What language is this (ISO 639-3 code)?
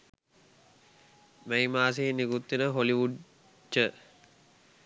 sin